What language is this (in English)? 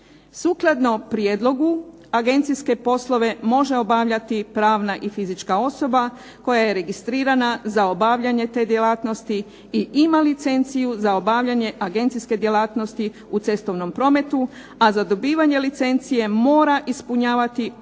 Croatian